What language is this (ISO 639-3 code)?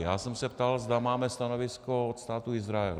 ces